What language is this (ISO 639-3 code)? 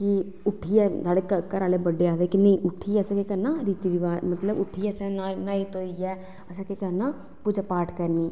doi